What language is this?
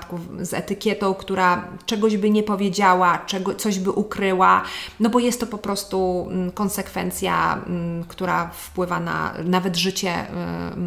Polish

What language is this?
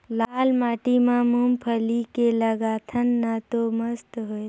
Chhattisgarhi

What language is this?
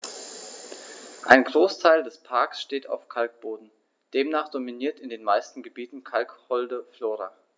German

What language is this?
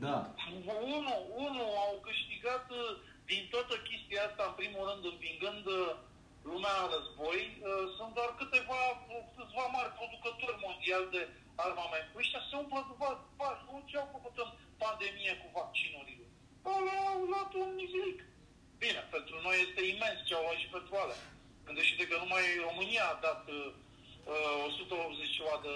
Romanian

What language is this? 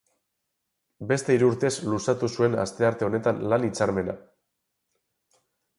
Basque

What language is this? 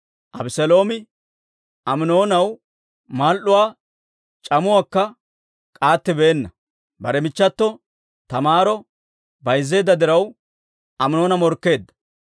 Dawro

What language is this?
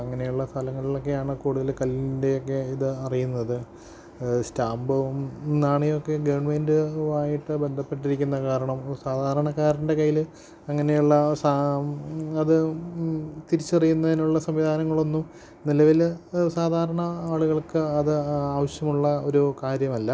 Malayalam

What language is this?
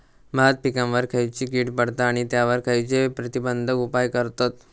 Marathi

